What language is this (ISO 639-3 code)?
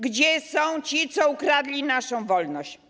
pol